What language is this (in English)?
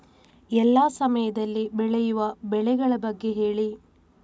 Kannada